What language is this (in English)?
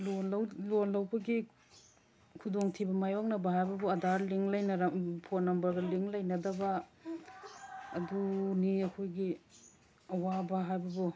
Manipuri